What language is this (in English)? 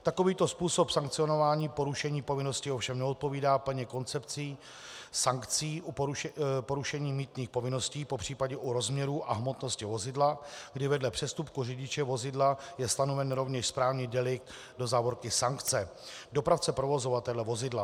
Czech